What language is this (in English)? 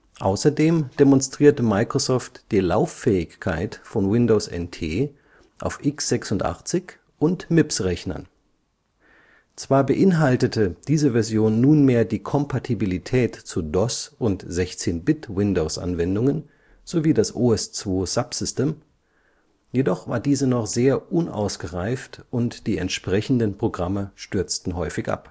German